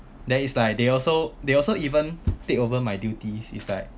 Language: English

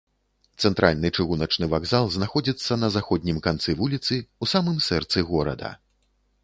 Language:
Belarusian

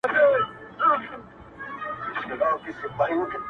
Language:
Pashto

